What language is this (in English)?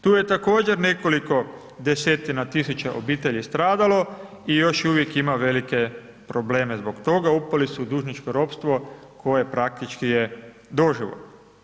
Croatian